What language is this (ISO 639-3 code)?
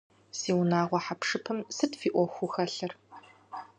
kbd